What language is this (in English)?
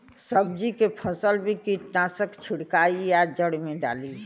Bhojpuri